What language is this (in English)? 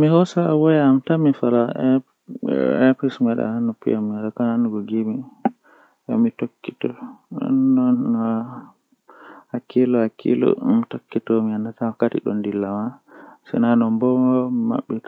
Western Niger Fulfulde